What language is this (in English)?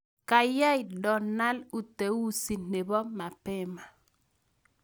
Kalenjin